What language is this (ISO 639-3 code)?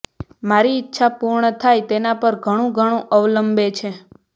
guj